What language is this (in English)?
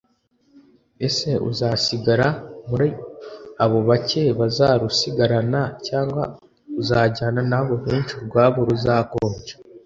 Kinyarwanda